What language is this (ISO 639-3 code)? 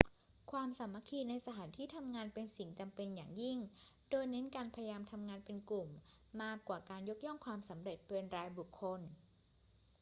tha